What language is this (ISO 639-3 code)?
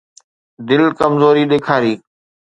snd